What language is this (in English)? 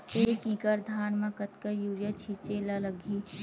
Chhattisgarhi